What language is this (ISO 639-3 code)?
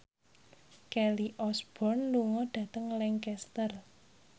jav